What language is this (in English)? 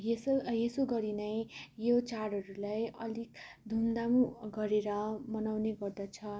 Nepali